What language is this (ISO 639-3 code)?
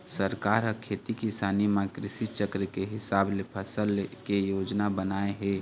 hne